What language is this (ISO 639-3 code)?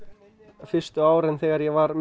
isl